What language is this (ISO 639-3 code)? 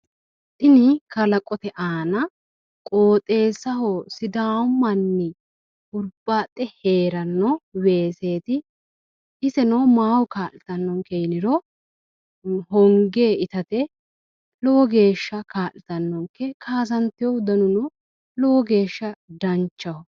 sid